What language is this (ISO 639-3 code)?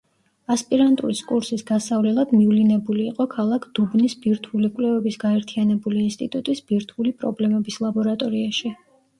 kat